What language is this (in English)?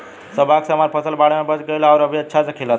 Bhojpuri